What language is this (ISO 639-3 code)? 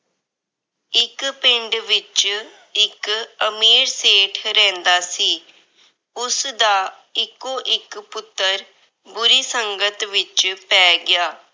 pan